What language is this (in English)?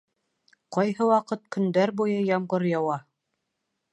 Bashkir